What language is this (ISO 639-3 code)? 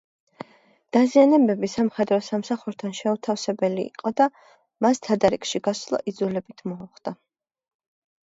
kat